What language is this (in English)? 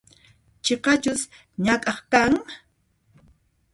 Puno Quechua